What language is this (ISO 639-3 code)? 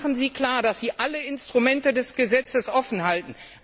deu